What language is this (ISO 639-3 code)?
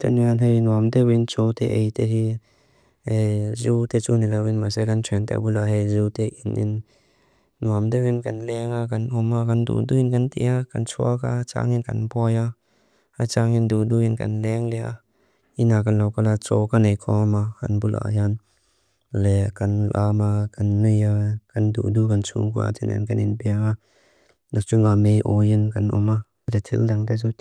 lus